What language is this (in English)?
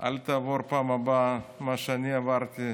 Hebrew